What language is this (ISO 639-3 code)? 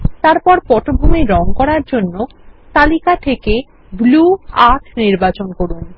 ben